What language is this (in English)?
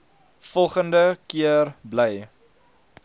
Afrikaans